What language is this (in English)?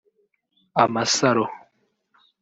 Kinyarwanda